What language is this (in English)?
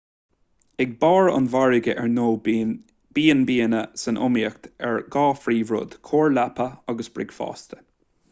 Irish